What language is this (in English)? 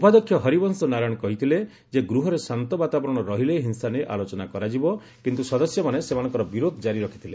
Odia